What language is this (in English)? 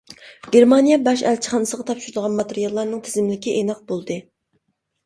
Uyghur